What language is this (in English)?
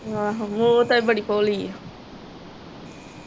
Punjabi